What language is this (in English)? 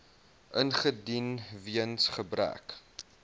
Afrikaans